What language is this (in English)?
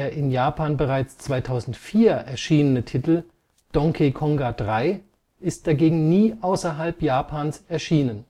German